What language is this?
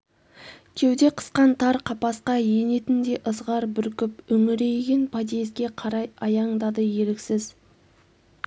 Kazakh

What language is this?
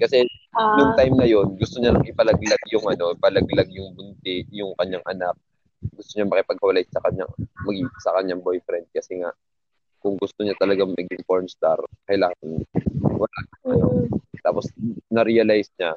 Filipino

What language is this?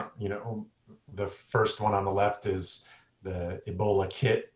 English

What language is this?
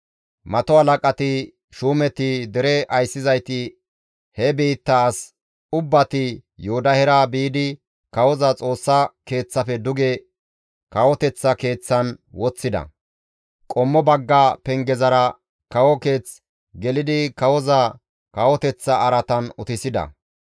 Gamo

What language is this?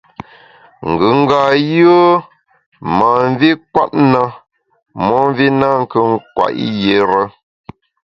Bamun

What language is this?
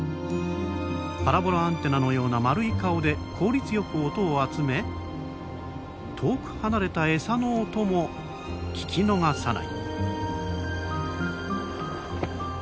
Japanese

